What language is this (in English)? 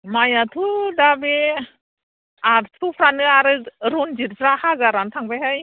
Bodo